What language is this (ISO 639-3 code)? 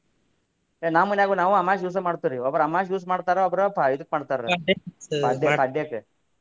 kan